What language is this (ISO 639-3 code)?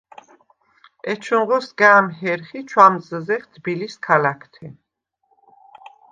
sva